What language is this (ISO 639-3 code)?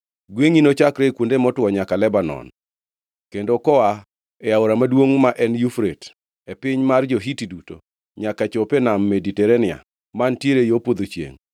luo